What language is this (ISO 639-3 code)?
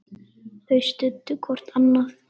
isl